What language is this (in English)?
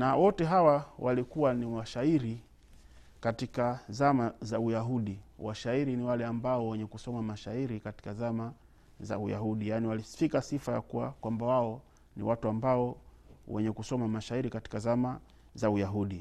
Swahili